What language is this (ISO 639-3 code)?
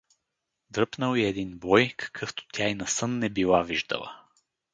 bul